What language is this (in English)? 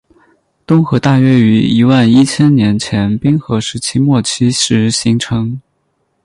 Chinese